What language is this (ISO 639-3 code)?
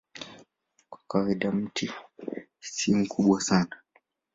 swa